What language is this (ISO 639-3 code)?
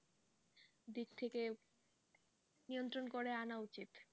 ben